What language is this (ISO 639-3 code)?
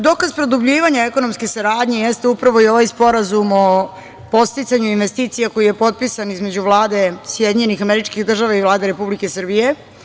srp